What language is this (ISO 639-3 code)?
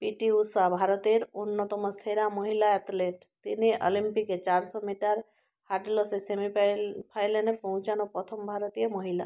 ben